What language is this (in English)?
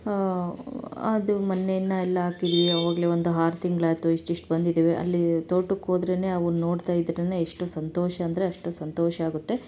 Kannada